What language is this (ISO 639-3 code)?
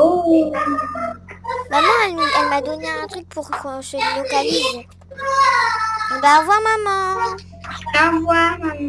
fra